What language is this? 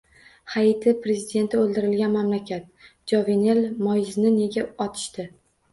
Uzbek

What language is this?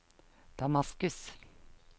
Norwegian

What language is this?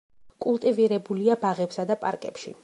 Georgian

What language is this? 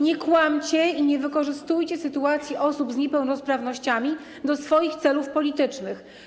Polish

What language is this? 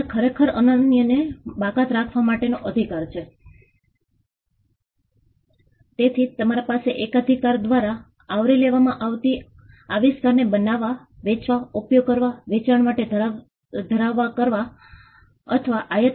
Gujarati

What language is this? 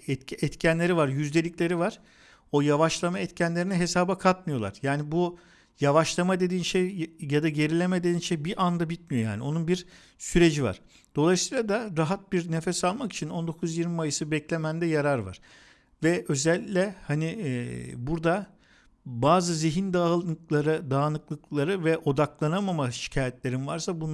Turkish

